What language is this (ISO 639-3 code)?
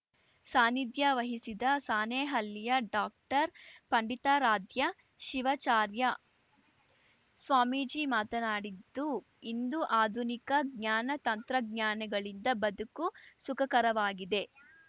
kan